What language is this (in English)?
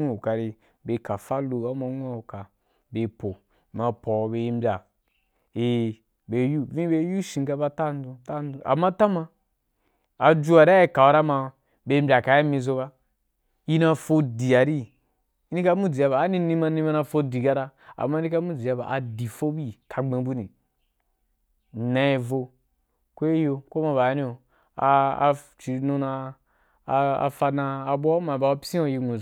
Wapan